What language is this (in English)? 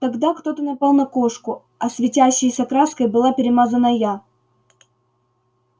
Russian